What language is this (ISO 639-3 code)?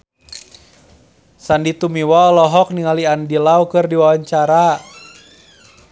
sun